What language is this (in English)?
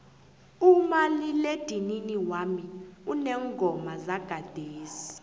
South Ndebele